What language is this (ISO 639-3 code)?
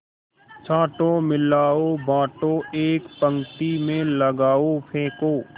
hin